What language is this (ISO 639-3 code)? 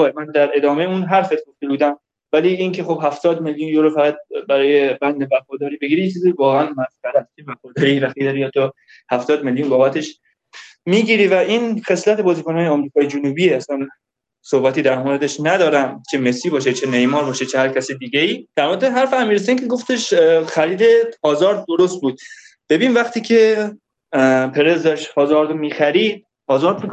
fas